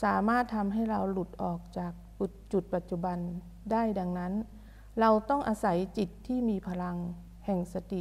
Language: Thai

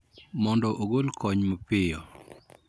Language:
Luo (Kenya and Tanzania)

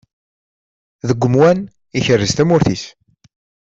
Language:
Kabyle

